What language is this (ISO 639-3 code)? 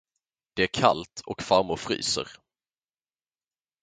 swe